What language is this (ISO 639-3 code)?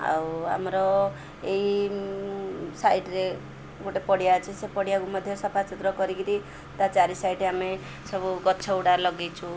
ori